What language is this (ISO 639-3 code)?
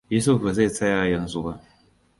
hau